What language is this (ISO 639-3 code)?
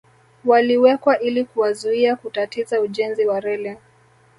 swa